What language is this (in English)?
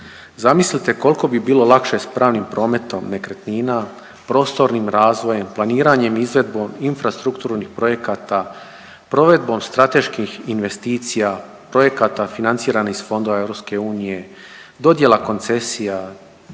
Croatian